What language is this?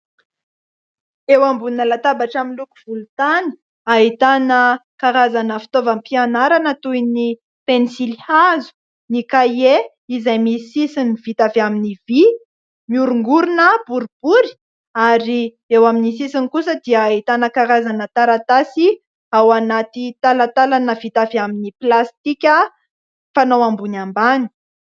Malagasy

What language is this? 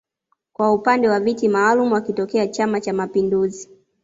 Swahili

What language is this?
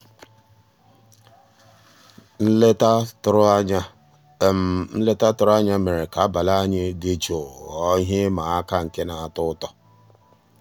Igbo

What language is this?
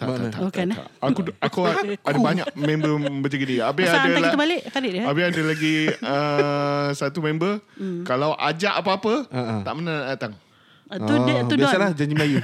Malay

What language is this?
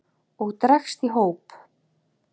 Icelandic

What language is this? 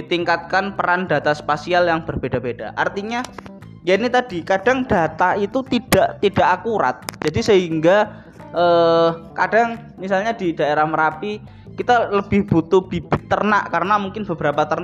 Indonesian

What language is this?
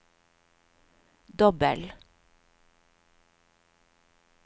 Norwegian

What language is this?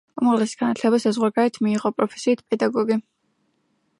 Georgian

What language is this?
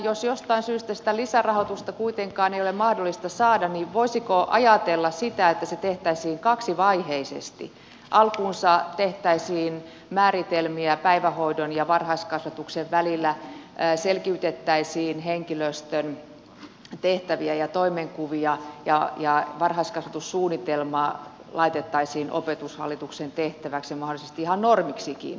Finnish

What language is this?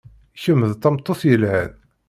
Kabyle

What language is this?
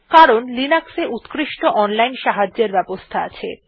Bangla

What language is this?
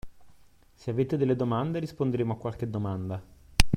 Italian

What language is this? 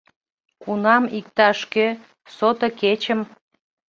Mari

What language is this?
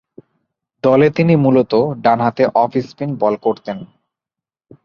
Bangla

